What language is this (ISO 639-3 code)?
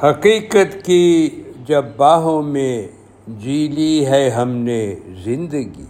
urd